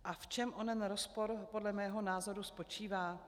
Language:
Czech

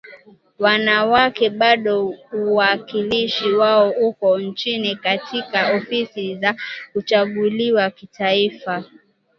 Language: Swahili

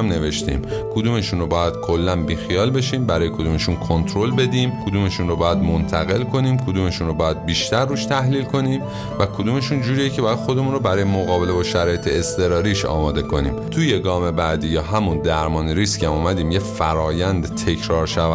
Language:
Persian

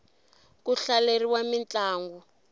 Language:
Tsonga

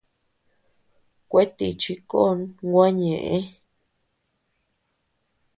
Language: Tepeuxila Cuicatec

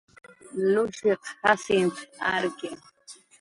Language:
Jaqaru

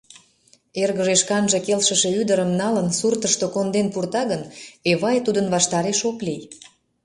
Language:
Mari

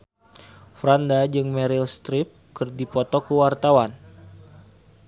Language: Sundanese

